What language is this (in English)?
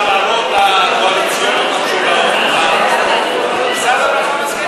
Hebrew